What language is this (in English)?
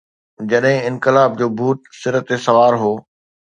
Sindhi